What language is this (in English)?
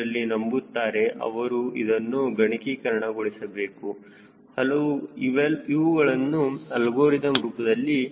Kannada